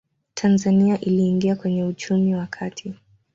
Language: Swahili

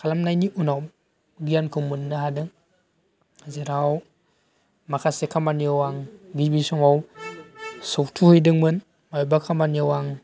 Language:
Bodo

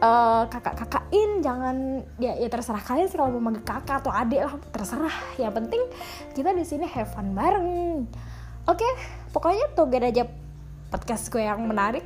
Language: Indonesian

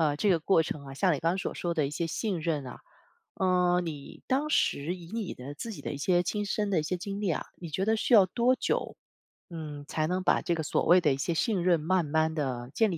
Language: Chinese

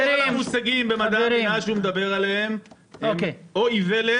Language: Hebrew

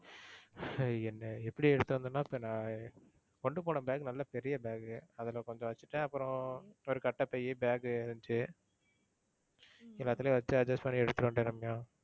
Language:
Tamil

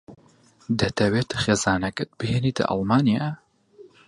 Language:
Central Kurdish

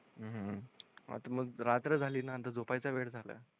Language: Marathi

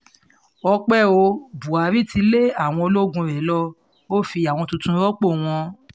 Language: Yoruba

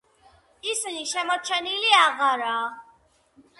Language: Georgian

